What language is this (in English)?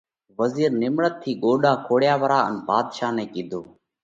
Parkari Koli